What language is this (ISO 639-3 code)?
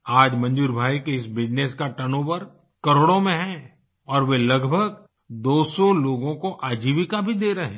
hin